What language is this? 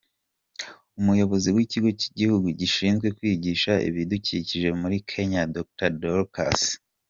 Kinyarwanda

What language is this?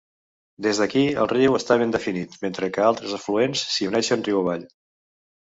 Catalan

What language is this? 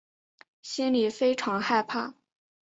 Chinese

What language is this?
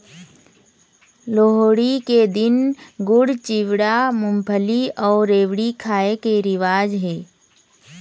Chhattisgarhi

